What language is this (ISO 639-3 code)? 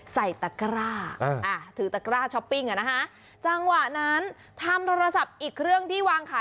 tha